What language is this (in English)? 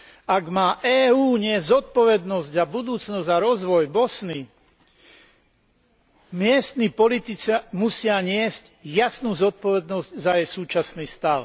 Slovak